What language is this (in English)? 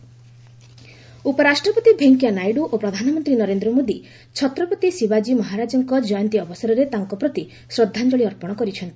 Odia